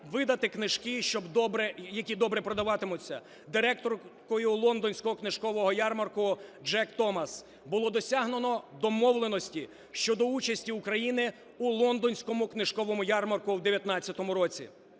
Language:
Ukrainian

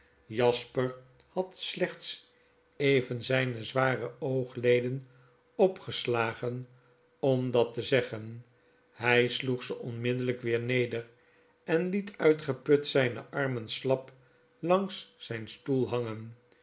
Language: Dutch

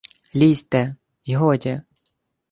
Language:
Ukrainian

